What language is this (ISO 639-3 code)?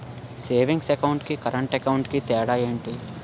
tel